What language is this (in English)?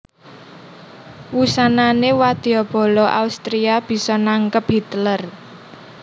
Javanese